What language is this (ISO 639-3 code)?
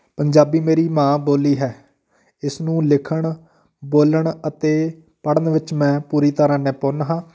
pan